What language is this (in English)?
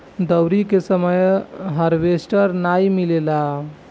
Bhojpuri